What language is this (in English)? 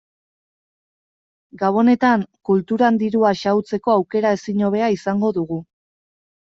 Basque